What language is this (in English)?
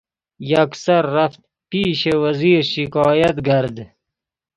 Persian